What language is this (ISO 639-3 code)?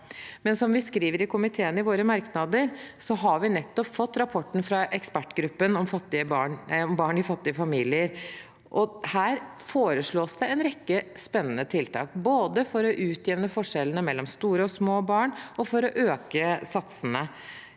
nor